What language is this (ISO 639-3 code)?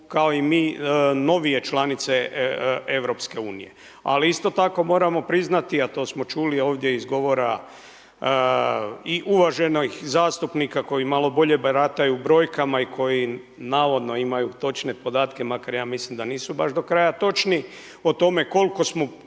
hrv